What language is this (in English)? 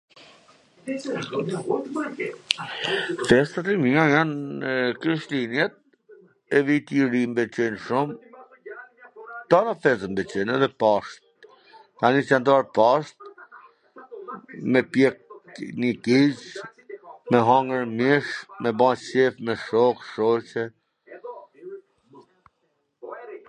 Gheg Albanian